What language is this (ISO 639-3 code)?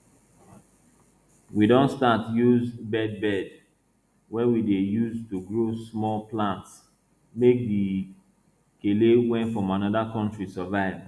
pcm